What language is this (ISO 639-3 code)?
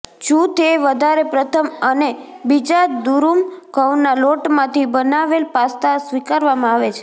guj